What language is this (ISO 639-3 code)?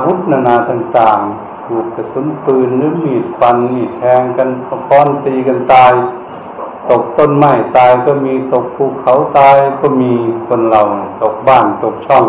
tha